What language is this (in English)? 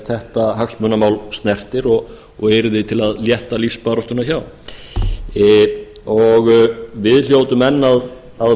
Icelandic